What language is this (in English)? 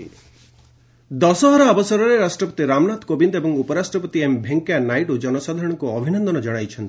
Odia